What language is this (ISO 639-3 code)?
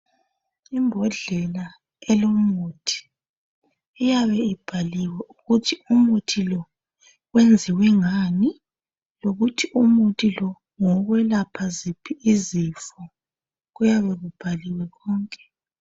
nde